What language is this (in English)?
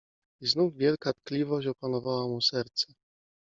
Polish